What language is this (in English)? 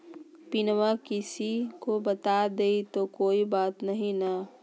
Magahi